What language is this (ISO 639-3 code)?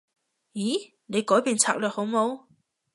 yue